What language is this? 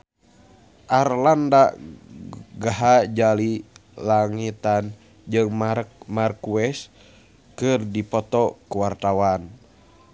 Sundanese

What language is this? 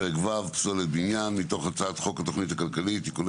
Hebrew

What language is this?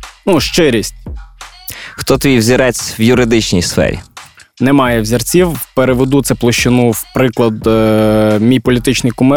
Ukrainian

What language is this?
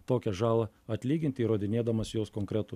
Lithuanian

